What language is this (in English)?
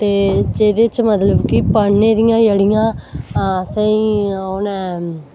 Dogri